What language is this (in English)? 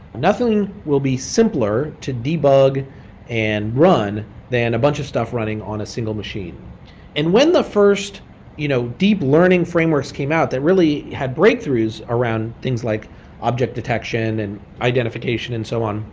English